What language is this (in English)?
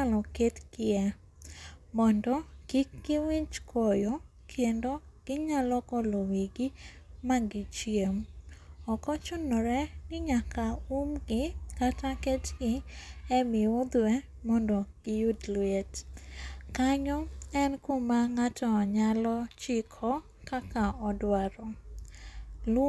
Luo (Kenya and Tanzania)